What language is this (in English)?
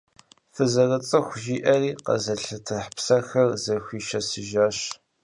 Kabardian